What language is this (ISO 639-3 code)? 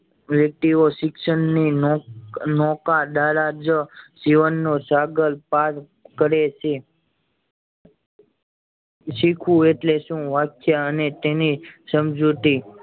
guj